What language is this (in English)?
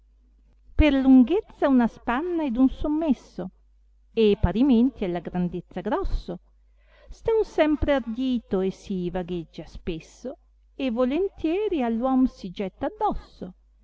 Italian